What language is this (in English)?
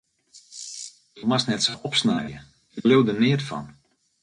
Western Frisian